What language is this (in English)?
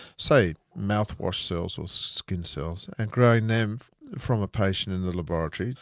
English